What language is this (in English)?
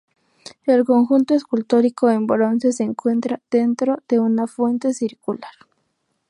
Spanish